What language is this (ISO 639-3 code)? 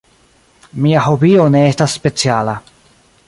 epo